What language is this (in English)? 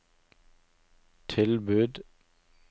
Norwegian